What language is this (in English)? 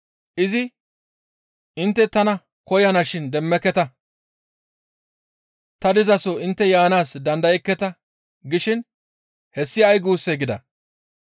Gamo